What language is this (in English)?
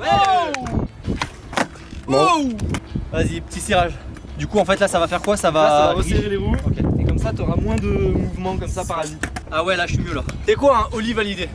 French